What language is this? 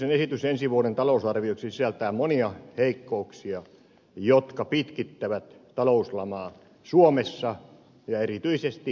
Finnish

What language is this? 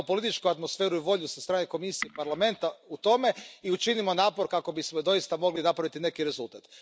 Croatian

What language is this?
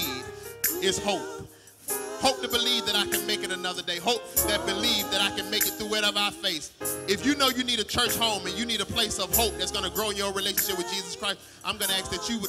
English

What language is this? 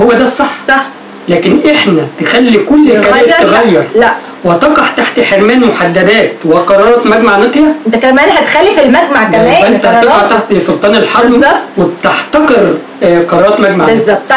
Arabic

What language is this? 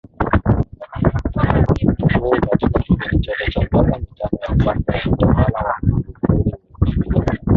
Swahili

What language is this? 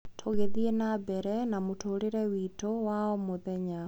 Kikuyu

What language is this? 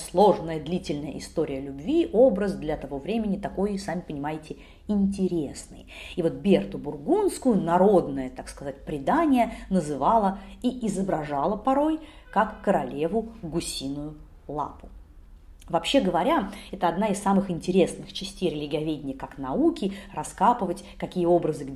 Russian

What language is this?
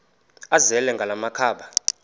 Xhosa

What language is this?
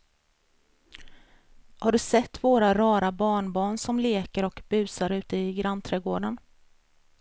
Swedish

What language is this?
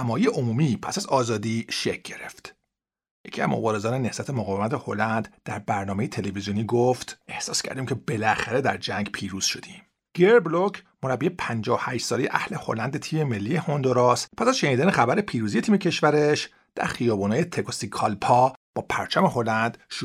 Persian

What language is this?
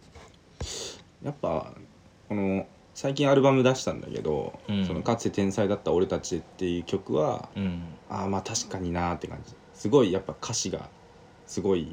Japanese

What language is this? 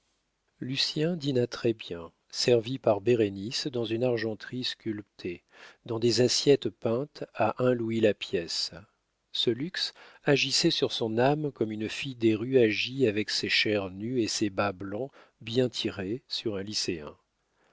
French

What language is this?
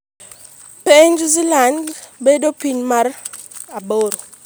Luo (Kenya and Tanzania)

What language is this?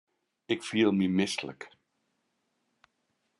Western Frisian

